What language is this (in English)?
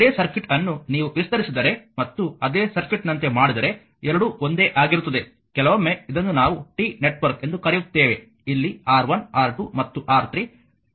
Kannada